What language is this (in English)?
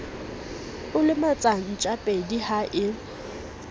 Southern Sotho